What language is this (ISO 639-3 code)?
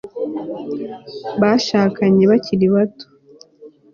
kin